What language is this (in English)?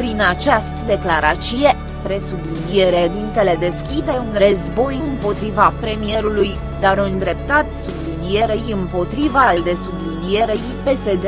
Romanian